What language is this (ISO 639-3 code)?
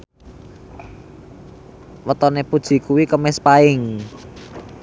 jav